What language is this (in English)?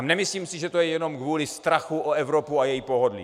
Czech